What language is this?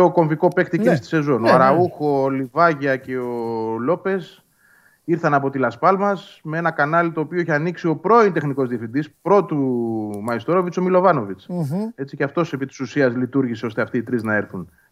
Greek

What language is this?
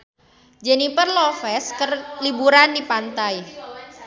Sundanese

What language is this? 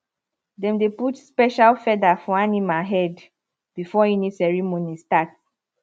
Nigerian Pidgin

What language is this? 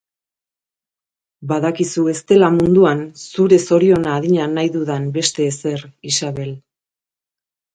Basque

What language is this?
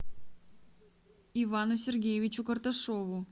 Russian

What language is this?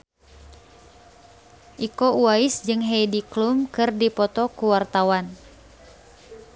Sundanese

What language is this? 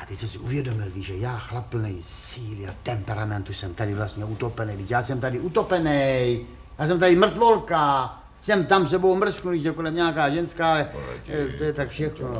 Czech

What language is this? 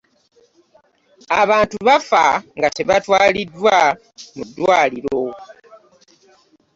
Ganda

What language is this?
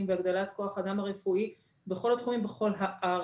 Hebrew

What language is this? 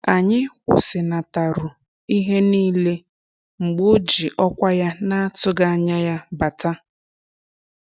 Igbo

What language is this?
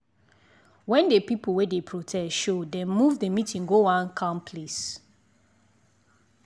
Nigerian Pidgin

